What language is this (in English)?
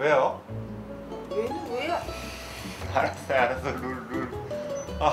Korean